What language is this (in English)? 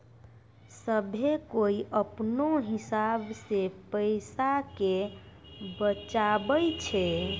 Maithili